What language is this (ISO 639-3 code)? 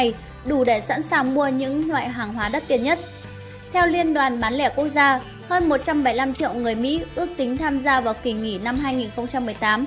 vie